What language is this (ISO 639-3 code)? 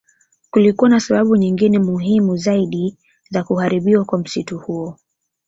swa